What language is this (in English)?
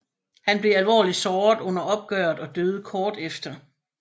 Danish